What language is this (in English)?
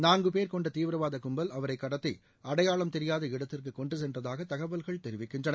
Tamil